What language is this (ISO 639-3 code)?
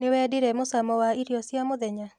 kik